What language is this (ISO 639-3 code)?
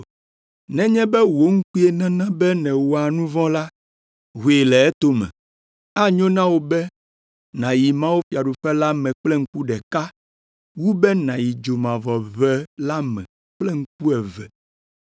ewe